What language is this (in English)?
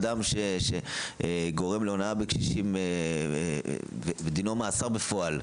Hebrew